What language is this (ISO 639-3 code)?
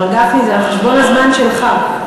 heb